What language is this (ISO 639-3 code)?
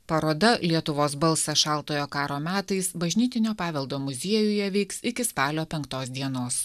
lit